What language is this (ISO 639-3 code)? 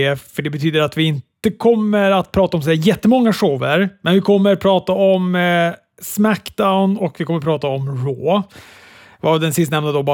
swe